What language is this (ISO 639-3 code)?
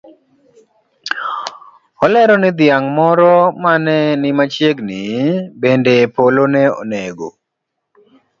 luo